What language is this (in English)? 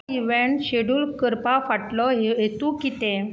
Konkani